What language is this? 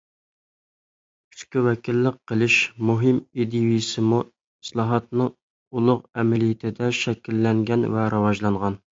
Uyghur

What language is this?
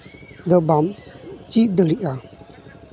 Santali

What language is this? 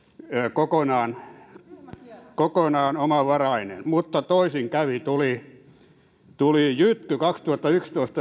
Finnish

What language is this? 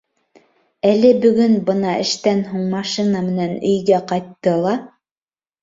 Bashkir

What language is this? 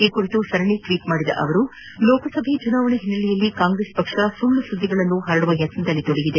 Kannada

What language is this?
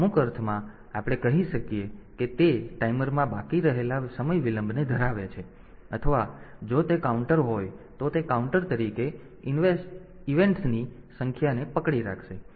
Gujarati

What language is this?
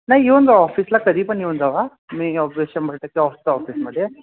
Marathi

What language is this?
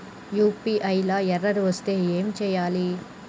Telugu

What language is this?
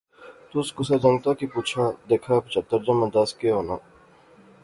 Pahari-Potwari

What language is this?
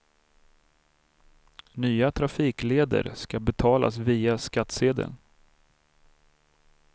Swedish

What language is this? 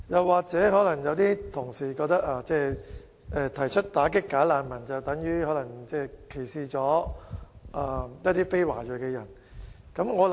Cantonese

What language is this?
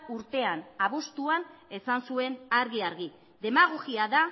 Basque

